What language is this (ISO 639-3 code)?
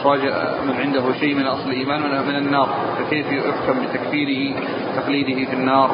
ara